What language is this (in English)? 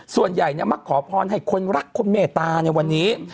Thai